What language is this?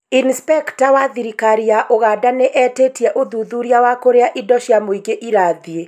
Kikuyu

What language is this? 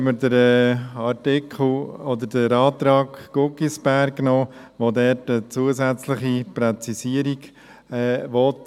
Swiss German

